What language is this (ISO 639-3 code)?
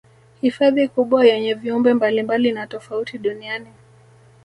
swa